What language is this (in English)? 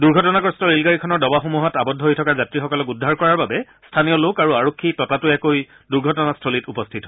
Assamese